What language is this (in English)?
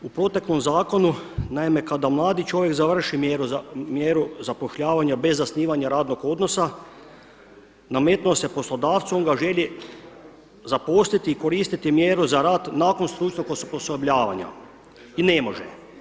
Croatian